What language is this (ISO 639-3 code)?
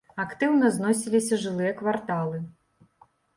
bel